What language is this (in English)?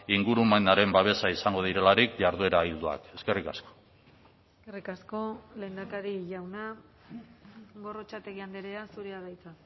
Basque